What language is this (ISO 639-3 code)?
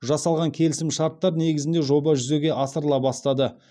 kaz